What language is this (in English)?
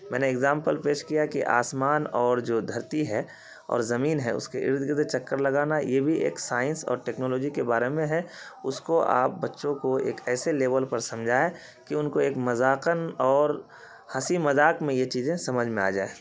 Urdu